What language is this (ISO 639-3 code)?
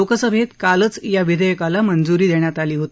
mar